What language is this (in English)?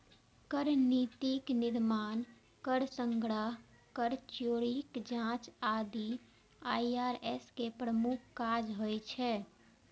Maithili